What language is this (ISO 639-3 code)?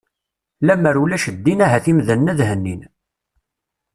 kab